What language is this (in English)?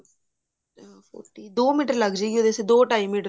Punjabi